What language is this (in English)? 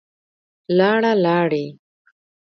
Pashto